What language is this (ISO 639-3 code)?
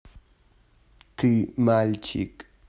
rus